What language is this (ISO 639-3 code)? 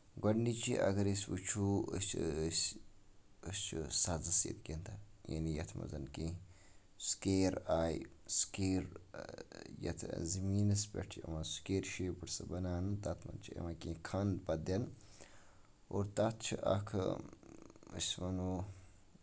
kas